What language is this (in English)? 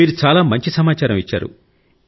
Telugu